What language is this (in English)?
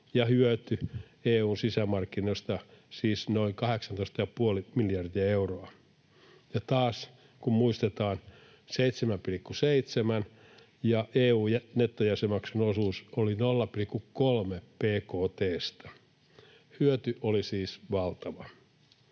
Finnish